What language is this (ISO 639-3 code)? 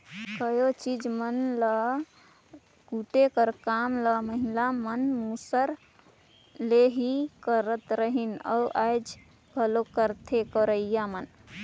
hne